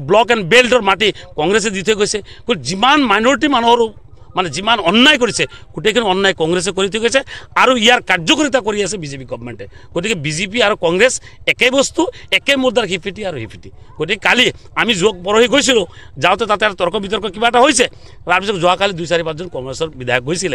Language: Bangla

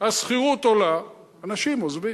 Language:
Hebrew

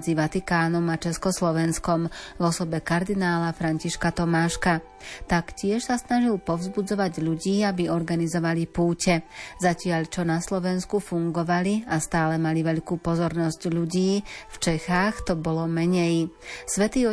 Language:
Slovak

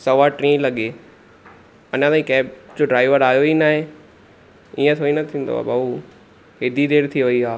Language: Sindhi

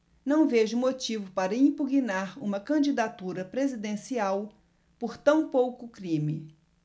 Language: Portuguese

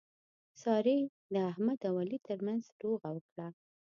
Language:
Pashto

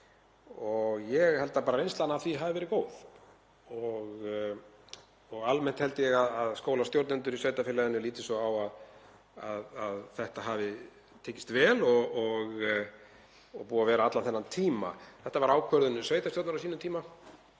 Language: Icelandic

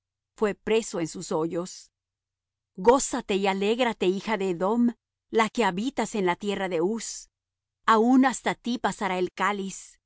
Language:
Spanish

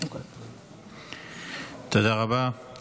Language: Hebrew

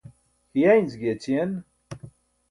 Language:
Burushaski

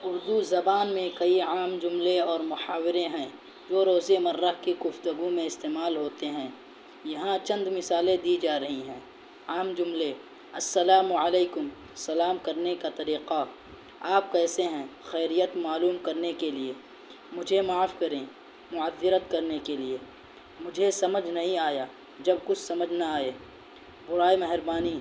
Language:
Urdu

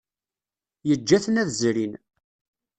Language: Kabyle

